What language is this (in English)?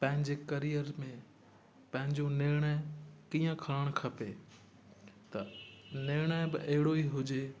Sindhi